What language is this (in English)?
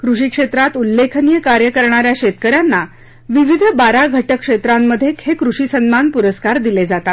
Marathi